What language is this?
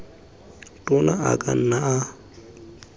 Tswana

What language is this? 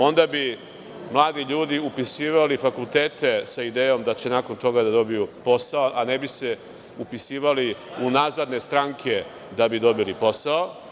Serbian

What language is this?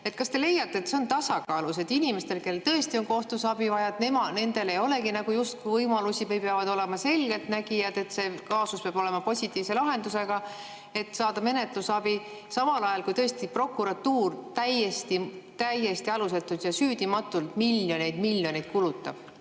Estonian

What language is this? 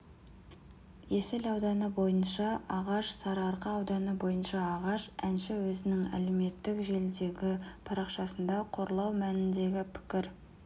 Kazakh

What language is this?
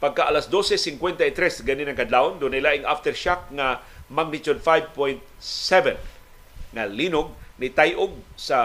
Filipino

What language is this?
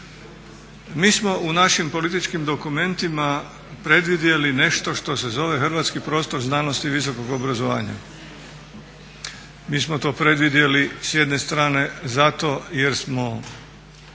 Croatian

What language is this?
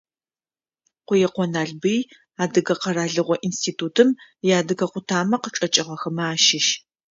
Adyghe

